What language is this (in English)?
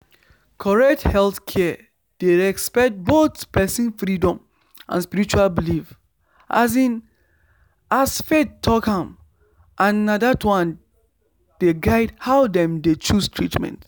Nigerian Pidgin